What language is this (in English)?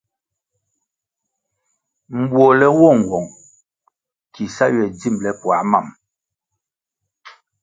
Kwasio